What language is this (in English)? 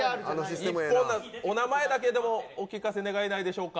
Japanese